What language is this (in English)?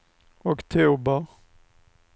Swedish